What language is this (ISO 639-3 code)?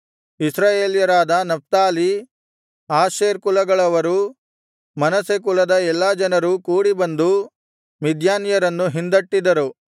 kan